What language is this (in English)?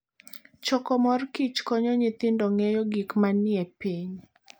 Luo (Kenya and Tanzania)